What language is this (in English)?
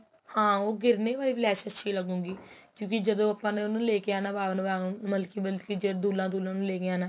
Punjabi